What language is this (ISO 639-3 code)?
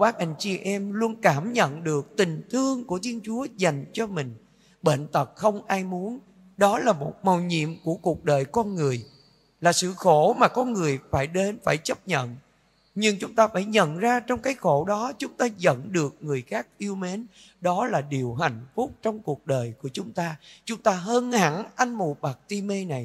vie